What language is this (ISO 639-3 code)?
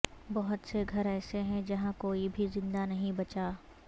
urd